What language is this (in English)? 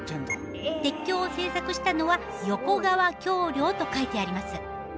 Japanese